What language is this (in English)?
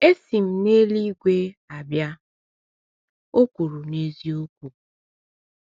Igbo